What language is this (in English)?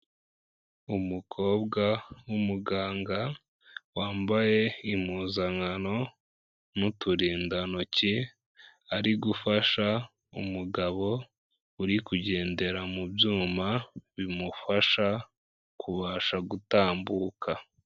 Kinyarwanda